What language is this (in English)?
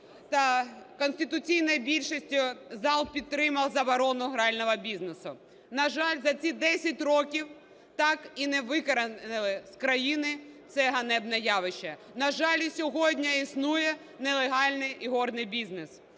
Ukrainian